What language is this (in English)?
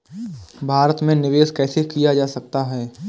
Hindi